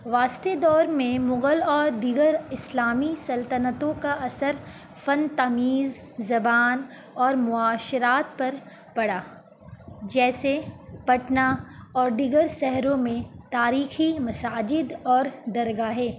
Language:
Urdu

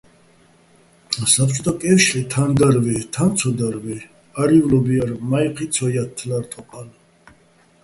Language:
Bats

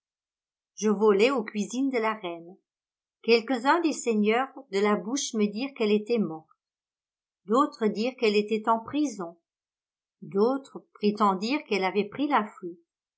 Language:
French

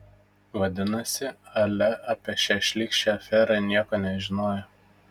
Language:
Lithuanian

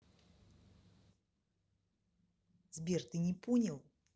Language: Russian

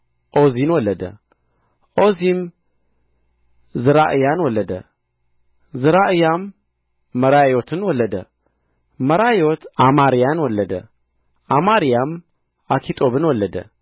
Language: Amharic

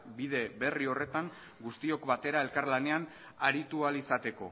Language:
Basque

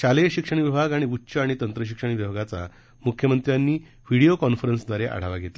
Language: Marathi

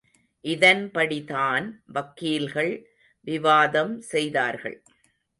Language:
Tamil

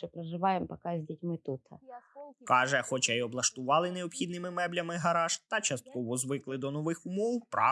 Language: Ukrainian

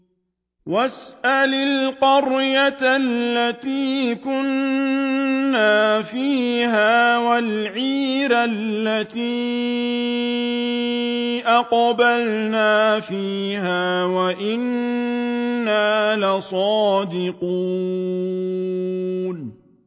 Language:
Arabic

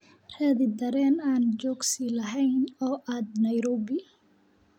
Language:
Somali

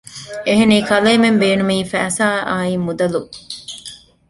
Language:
Divehi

